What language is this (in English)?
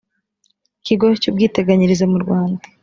Kinyarwanda